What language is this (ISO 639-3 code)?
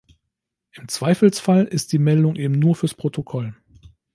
deu